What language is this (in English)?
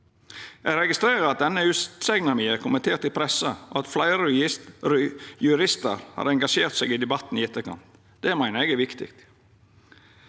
Norwegian